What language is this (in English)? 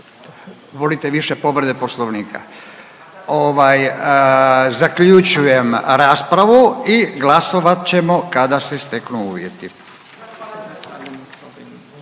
Croatian